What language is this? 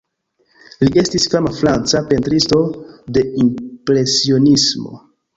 Esperanto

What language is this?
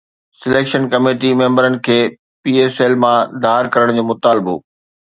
Sindhi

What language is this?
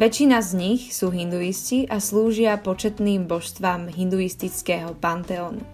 Slovak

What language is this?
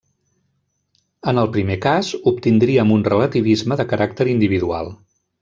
Catalan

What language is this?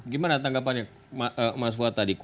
Indonesian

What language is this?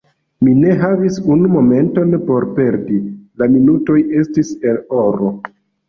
Esperanto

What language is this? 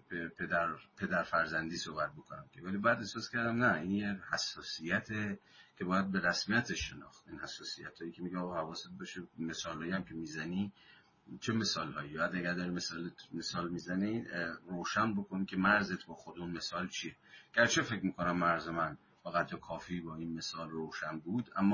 Persian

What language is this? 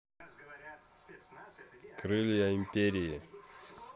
Russian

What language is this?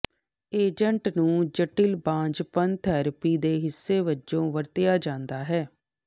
Punjabi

